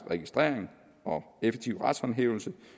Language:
Danish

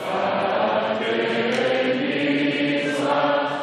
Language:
Hebrew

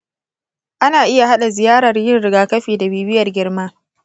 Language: Hausa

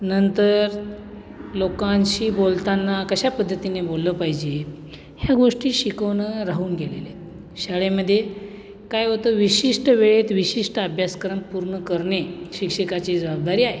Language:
Marathi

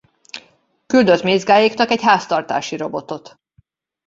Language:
Hungarian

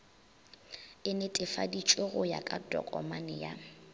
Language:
Northern Sotho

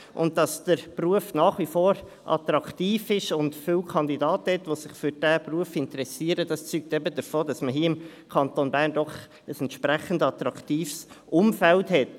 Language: Swiss German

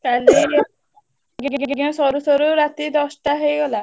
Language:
Odia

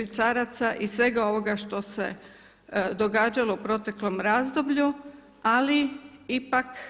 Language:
Croatian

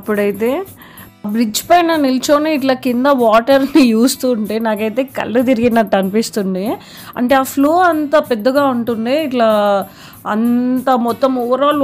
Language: Hindi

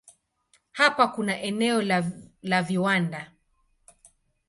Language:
Swahili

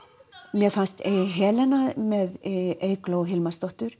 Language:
Icelandic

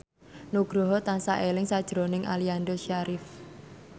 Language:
Javanese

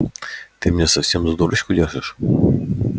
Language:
Russian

